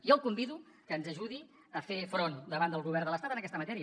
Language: Catalan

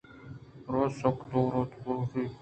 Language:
Eastern Balochi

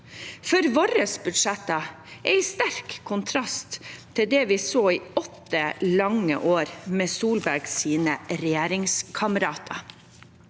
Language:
Norwegian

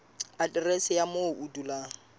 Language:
Southern Sotho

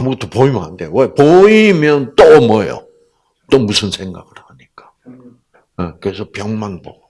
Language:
Korean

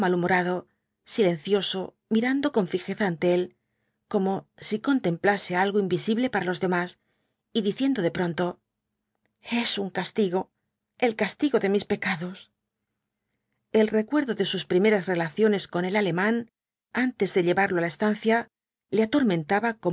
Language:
Spanish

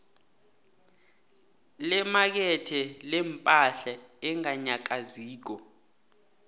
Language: South Ndebele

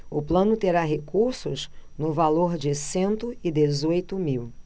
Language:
Portuguese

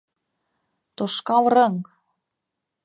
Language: Mari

